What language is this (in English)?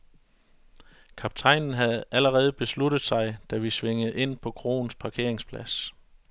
Danish